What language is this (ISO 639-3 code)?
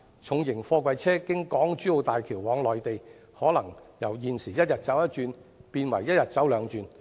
yue